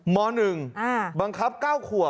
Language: Thai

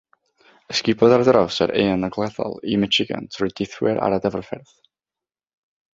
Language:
Welsh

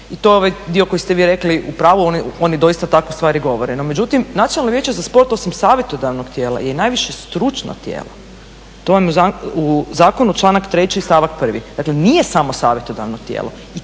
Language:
Croatian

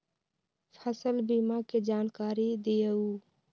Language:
Magahi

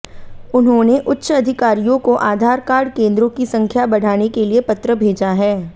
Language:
Hindi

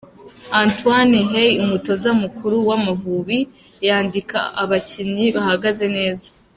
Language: Kinyarwanda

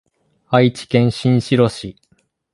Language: Japanese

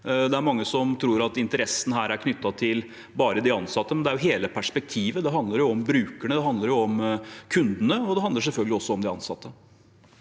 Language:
Norwegian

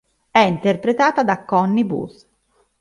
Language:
Italian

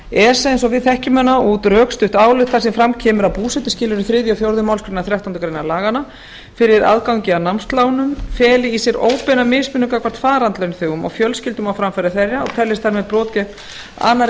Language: Icelandic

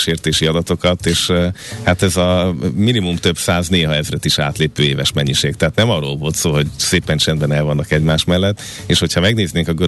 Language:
Hungarian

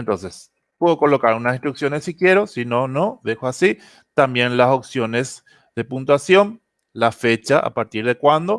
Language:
Spanish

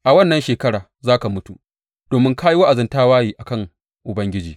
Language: Hausa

